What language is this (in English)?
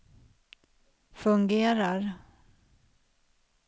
Swedish